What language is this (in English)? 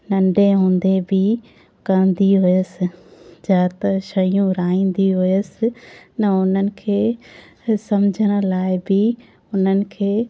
Sindhi